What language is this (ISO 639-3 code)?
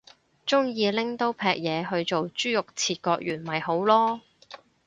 yue